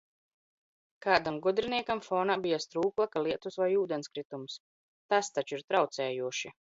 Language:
Latvian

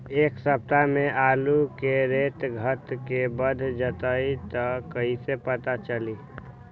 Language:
Magahi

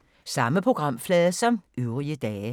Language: Danish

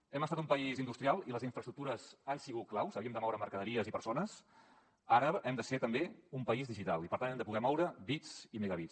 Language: Catalan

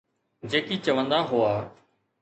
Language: Sindhi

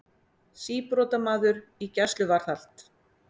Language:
Icelandic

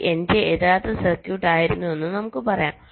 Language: Malayalam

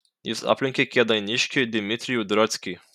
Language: Lithuanian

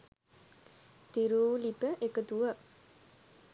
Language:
Sinhala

